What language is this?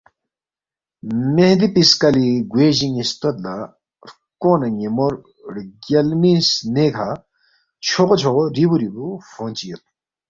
Balti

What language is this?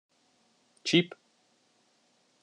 Hungarian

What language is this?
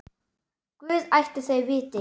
Icelandic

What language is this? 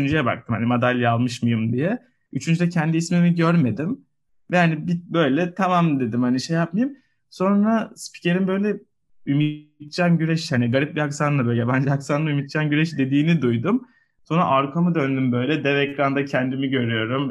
Turkish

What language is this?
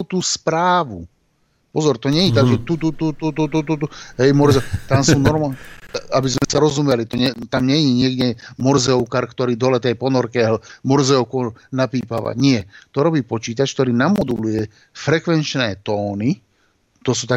Slovak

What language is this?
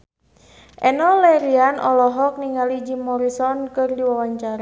Sundanese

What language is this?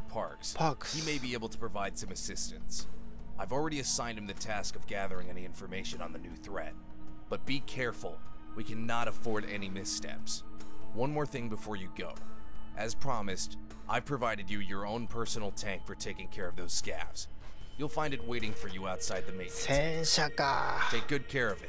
Japanese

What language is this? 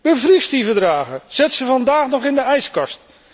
Dutch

